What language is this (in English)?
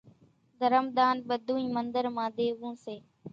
Kachi Koli